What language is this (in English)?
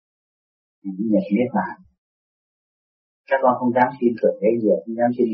Vietnamese